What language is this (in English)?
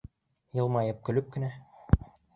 Bashkir